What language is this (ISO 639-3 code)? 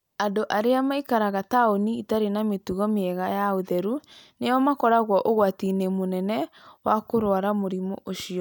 kik